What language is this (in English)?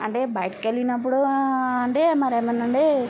Telugu